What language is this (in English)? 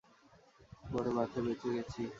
Bangla